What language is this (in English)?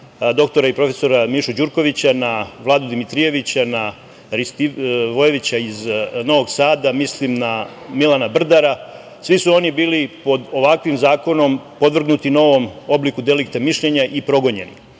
Serbian